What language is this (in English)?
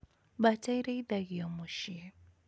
Kikuyu